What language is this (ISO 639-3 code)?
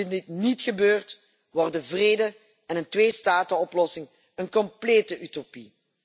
nld